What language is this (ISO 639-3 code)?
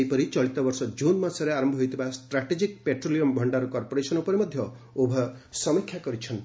ori